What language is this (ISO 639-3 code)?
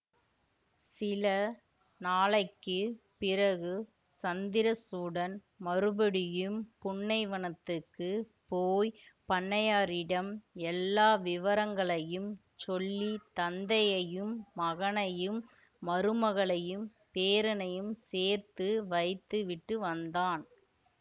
tam